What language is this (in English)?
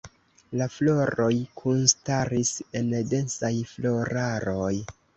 Esperanto